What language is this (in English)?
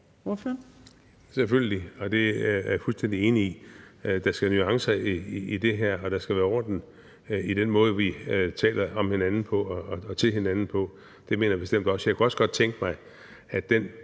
Danish